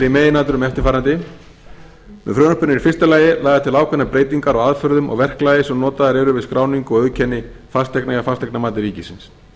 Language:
Icelandic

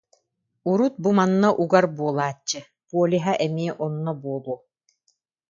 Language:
Yakut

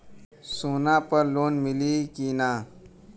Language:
Bhojpuri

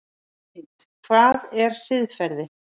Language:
Icelandic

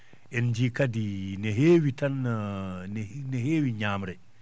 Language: Fula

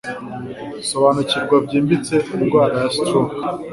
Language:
Kinyarwanda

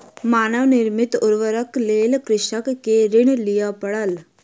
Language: Maithili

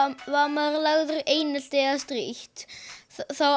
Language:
Icelandic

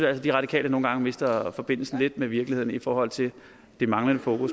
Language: Danish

